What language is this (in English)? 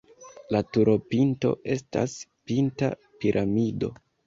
Esperanto